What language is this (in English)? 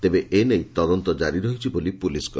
Odia